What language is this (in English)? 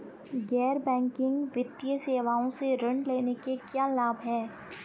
Hindi